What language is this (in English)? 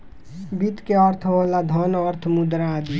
Bhojpuri